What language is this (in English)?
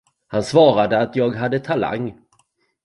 Swedish